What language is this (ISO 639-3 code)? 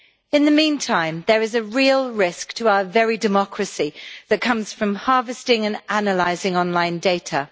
eng